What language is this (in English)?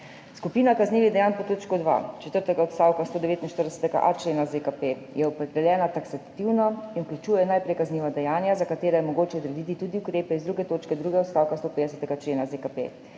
Slovenian